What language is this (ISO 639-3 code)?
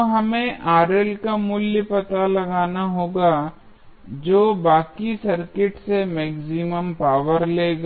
hin